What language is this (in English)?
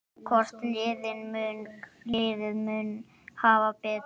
Icelandic